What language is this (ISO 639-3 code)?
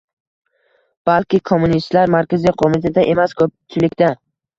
uzb